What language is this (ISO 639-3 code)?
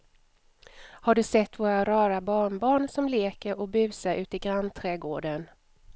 swe